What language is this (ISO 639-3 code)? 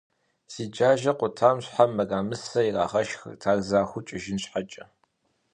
kbd